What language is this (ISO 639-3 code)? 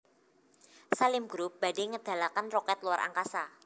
jav